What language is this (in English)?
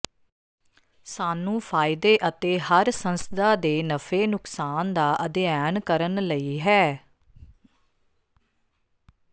Punjabi